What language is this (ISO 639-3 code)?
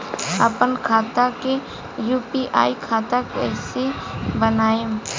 bho